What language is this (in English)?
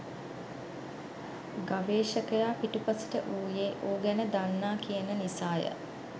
Sinhala